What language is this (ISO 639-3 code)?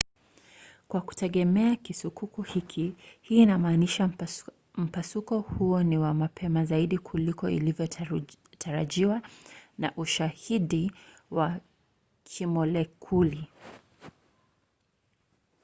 swa